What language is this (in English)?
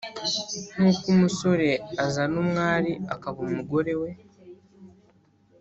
Kinyarwanda